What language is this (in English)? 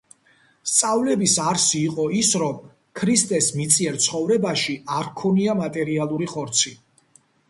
Georgian